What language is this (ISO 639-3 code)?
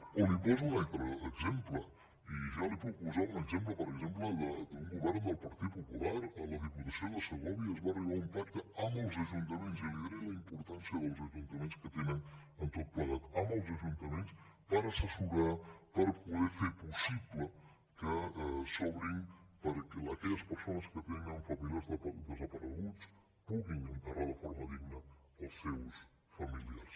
cat